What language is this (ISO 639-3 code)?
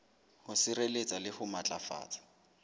sot